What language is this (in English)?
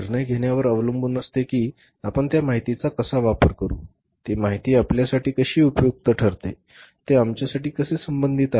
Marathi